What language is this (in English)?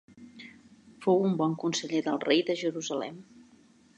Catalan